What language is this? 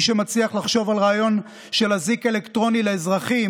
Hebrew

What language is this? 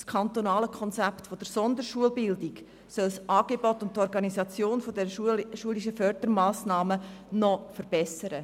Swiss German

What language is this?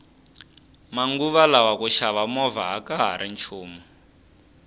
Tsonga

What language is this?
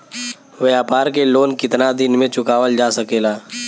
Bhojpuri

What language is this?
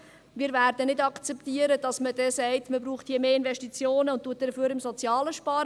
Swiss German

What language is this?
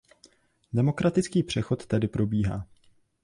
Czech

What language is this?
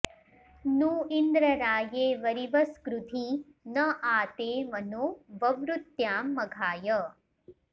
Sanskrit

